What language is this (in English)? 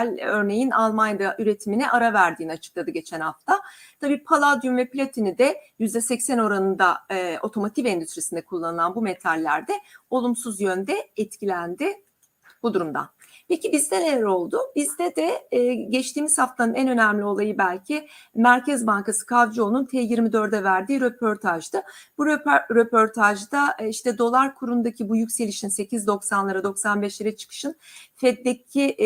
Turkish